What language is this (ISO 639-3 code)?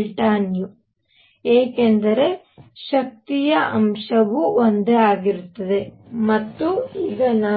kan